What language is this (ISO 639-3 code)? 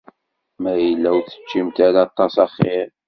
kab